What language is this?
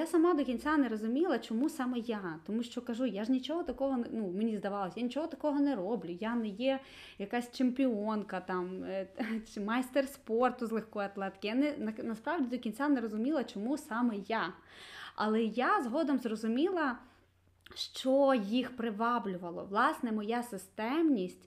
Ukrainian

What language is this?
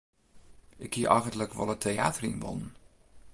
Western Frisian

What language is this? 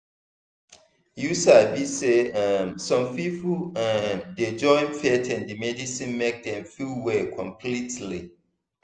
Nigerian Pidgin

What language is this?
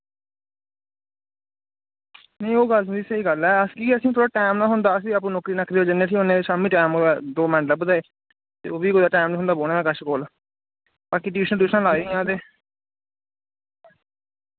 Dogri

